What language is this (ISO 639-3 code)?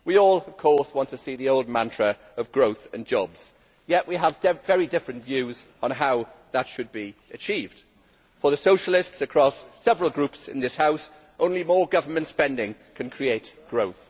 eng